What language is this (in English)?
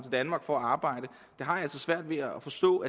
Danish